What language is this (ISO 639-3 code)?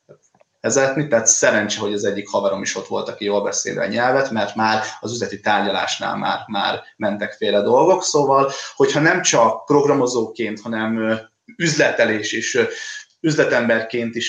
hun